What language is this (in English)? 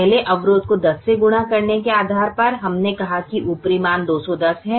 Hindi